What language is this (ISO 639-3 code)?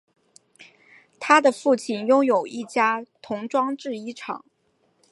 zho